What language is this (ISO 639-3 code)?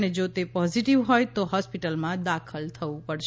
guj